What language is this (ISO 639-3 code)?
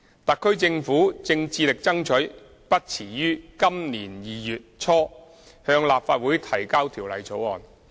yue